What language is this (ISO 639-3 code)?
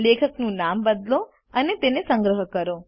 guj